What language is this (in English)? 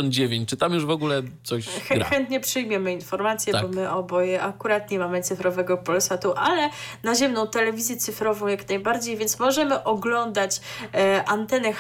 Polish